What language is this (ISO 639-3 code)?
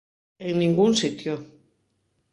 glg